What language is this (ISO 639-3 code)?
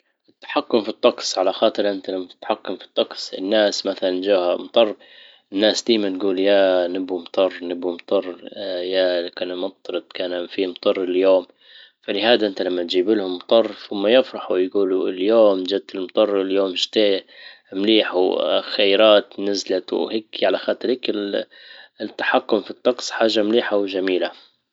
ayl